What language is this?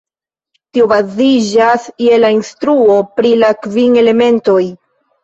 Esperanto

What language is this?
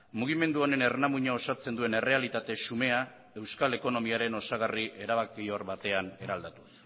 Basque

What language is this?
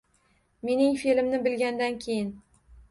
Uzbek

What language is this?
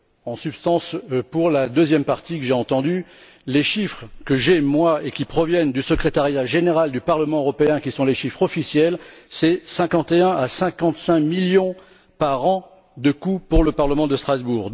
French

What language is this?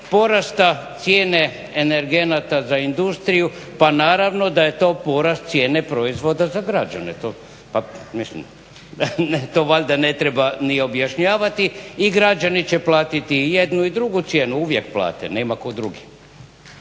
Croatian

